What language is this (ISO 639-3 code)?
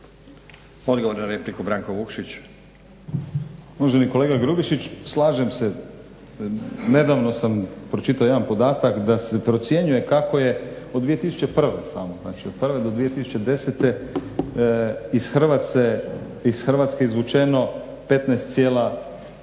hrv